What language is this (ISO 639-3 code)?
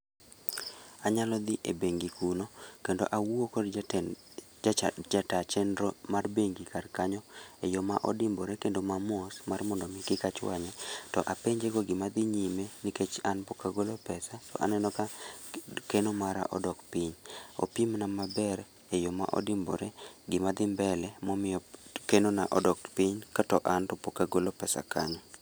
luo